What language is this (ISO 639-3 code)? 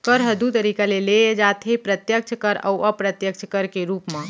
hne